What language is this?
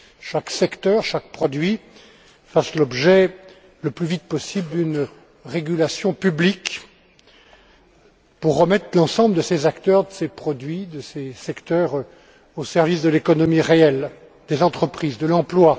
French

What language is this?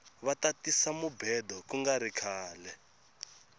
Tsonga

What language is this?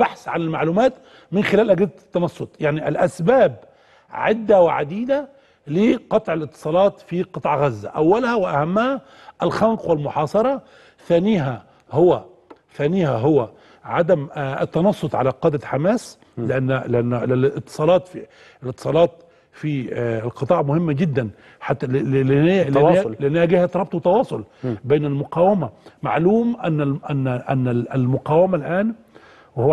Arabic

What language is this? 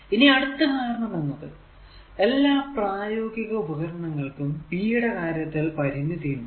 Malayalam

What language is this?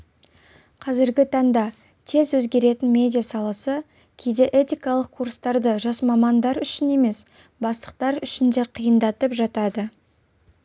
Kazakh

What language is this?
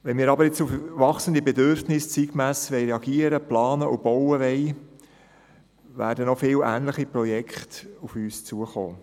Swiss German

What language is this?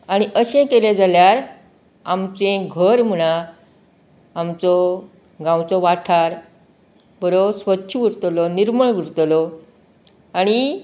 Konkani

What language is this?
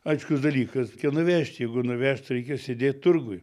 Lithuanian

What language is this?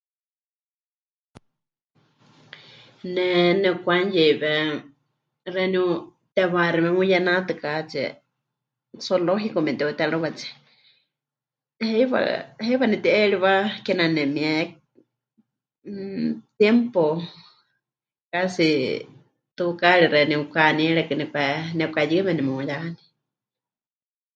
Huichol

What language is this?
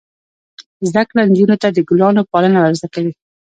Pashto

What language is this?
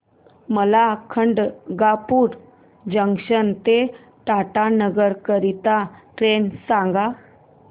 Marathi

